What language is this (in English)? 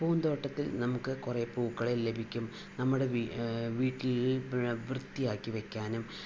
Malayalam